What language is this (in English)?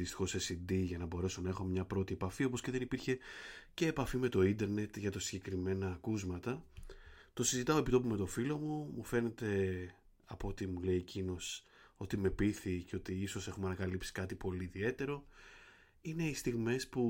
Greek